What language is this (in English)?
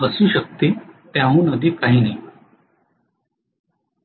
Marathi